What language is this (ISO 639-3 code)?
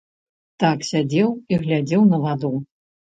bel